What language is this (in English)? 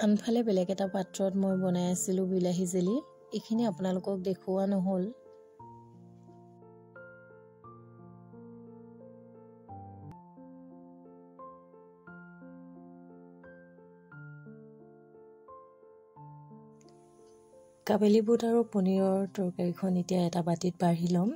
Hindi